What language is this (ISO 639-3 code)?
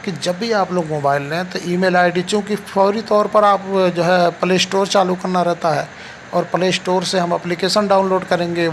hin